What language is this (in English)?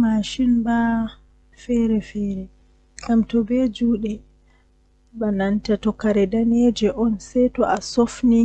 Western Niger Fulfulde